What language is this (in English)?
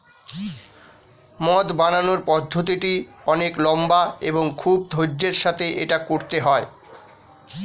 Bangla